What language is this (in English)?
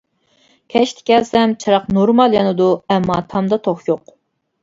Uyghur